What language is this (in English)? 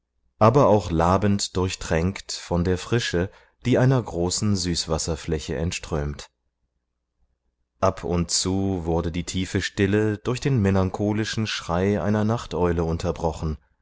German